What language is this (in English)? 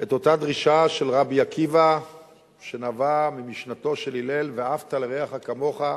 Hebrew